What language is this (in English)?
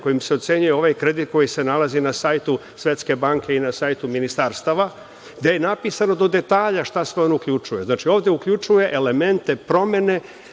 Serbian